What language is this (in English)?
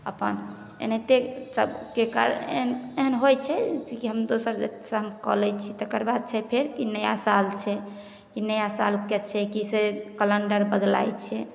Maithili